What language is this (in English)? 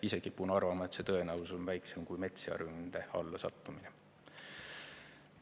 Estonian